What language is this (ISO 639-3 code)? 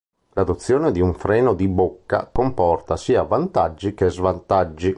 ita